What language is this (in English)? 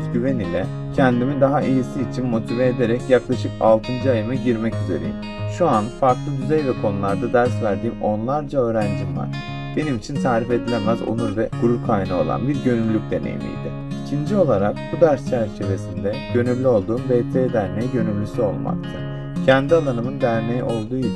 Turkish